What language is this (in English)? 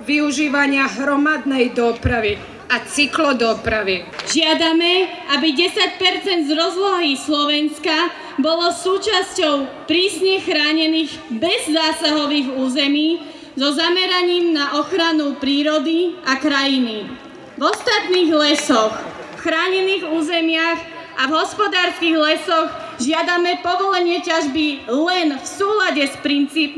Slovak